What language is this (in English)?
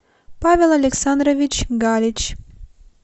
Russian